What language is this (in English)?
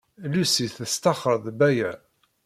Kabyle